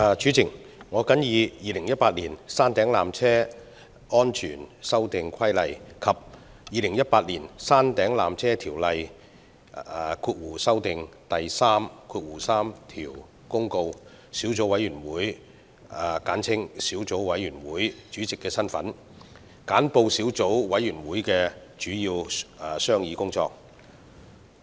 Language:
Cantonese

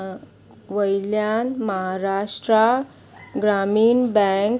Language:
Konkani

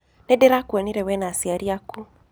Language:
Kikuyu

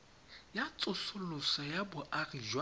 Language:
Tswana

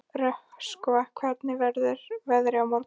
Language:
Icelandic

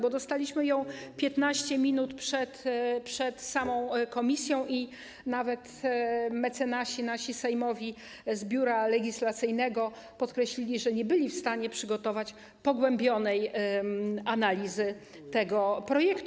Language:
Polish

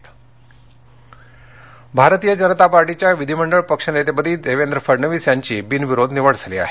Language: Marathi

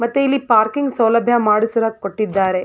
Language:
Kannada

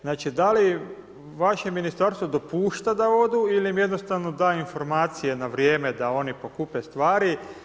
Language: Croatian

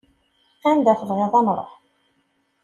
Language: Kabyle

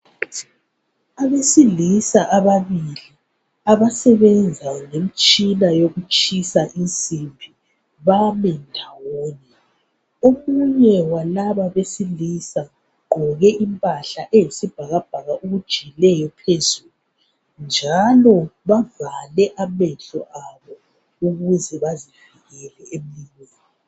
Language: North Ndebele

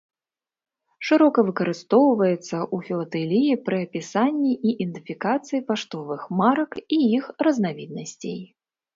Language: Belarusian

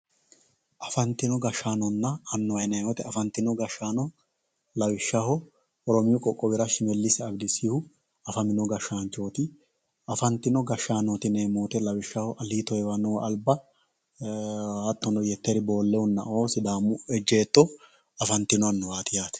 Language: Sidamo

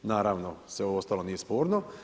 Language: Croatian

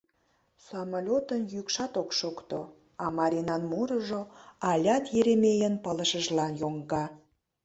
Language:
Mari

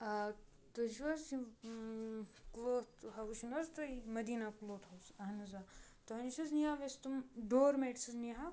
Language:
Kashmiri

